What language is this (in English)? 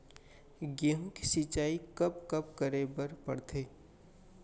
Chhattisgarhi